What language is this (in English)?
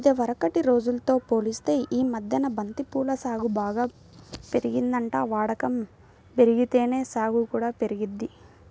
Telugu